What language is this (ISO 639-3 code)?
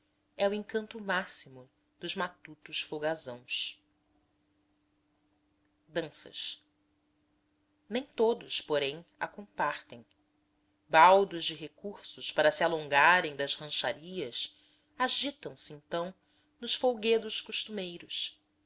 por